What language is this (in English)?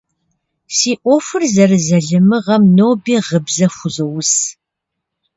Kabardian